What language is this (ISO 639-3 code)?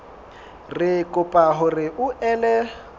sot